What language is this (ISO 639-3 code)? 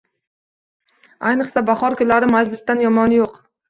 uzb